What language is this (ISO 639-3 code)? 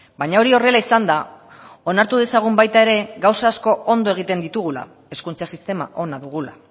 eus